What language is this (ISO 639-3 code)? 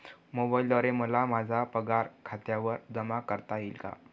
mar